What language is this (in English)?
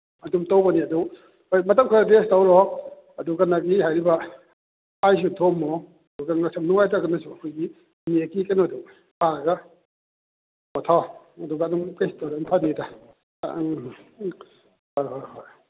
Manipuri